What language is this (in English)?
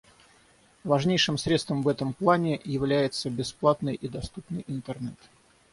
Russian